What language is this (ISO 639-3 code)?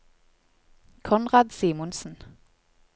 nor